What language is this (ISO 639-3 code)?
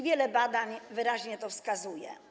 pol